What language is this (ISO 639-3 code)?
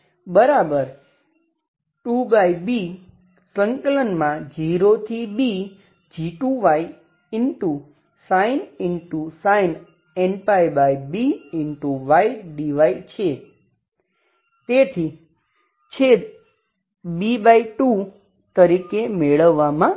guj